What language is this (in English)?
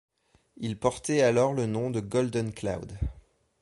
French